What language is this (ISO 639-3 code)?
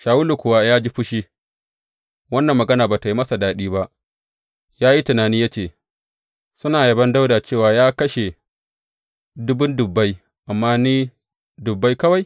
hau